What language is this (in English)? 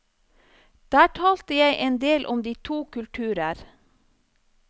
Norwegian